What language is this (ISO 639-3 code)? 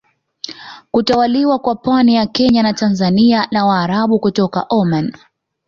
swa